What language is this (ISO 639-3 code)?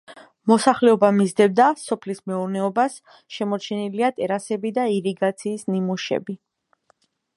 kat